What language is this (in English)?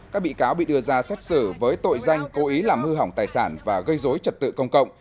Vietnamese